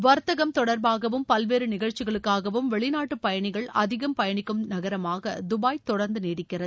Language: Tamil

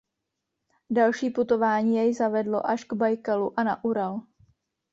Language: Czech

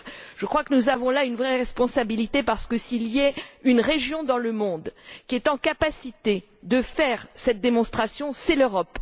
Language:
French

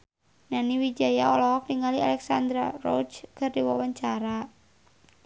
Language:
Sundanese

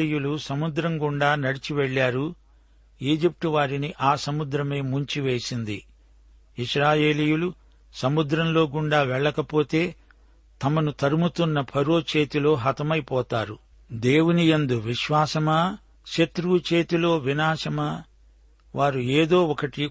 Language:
Telugu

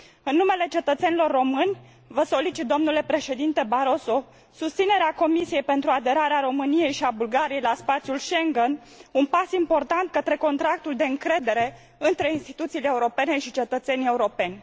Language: Romanian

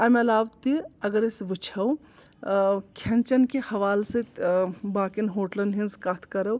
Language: Kashmiri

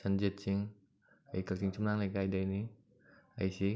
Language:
Manipuri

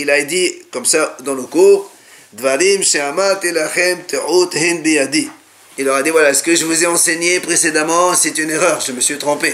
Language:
French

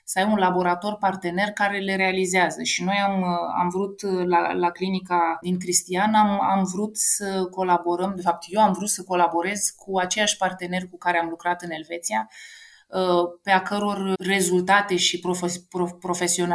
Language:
Romanian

